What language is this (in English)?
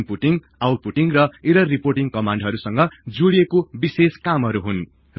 Nepali